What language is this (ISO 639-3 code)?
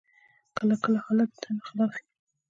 pus